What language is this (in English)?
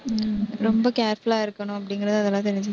Tamil